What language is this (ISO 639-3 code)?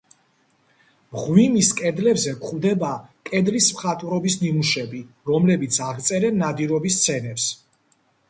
kat